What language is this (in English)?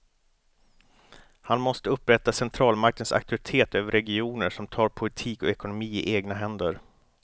Swedish